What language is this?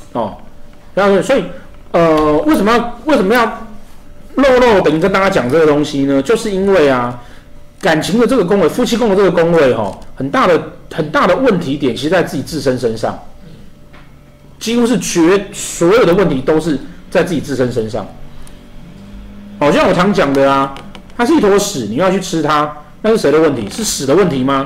Chinese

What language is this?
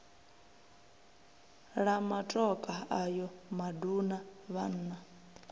Venda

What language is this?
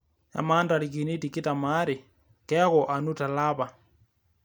Masai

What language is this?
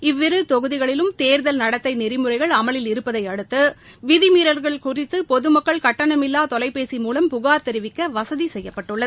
Tamil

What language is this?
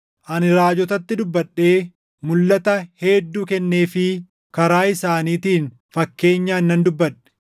Oromo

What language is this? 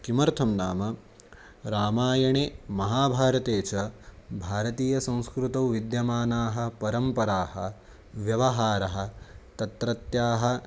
Sanskrit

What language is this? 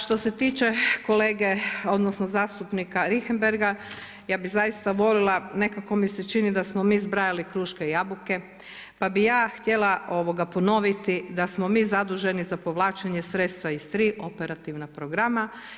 Croatian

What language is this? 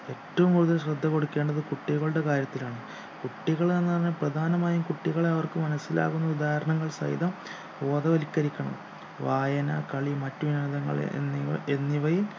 Malayalam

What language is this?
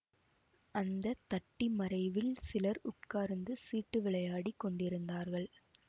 Tamil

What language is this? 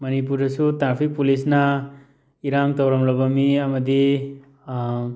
Manipuri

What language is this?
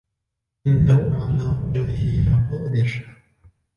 Arabic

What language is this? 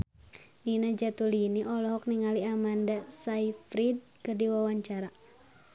Sundanese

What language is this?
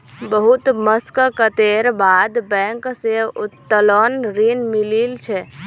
Magahi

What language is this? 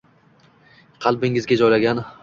Uzbek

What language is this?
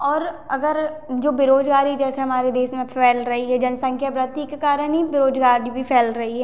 Hindi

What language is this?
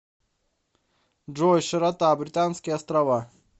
Russian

